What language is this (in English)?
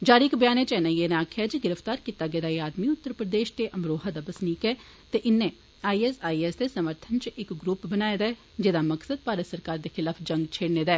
Dogri